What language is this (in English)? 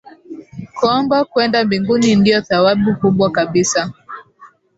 Swahili